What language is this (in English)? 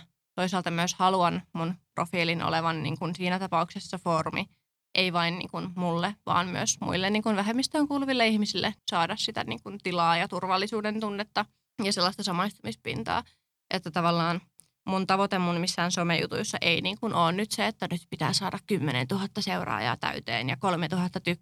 Finnish